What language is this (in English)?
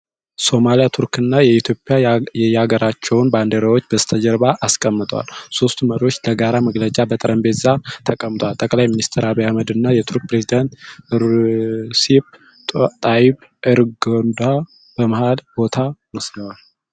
Amharic